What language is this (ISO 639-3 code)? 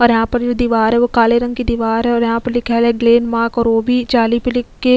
hin